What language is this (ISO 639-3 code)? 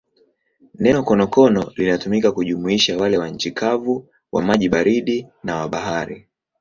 swa